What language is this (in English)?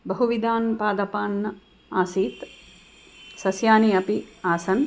Sanskrit